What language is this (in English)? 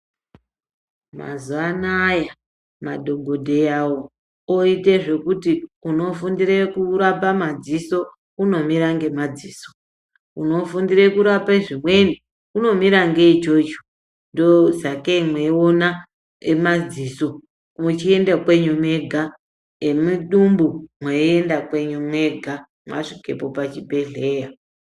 Ndau